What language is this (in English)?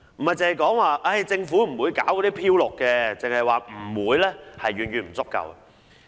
Cantonese